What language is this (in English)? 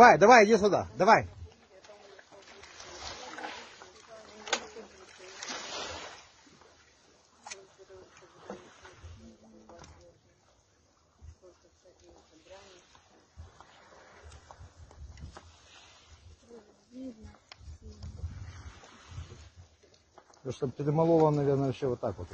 Russian